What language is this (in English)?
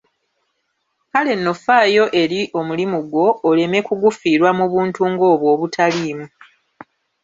Ganda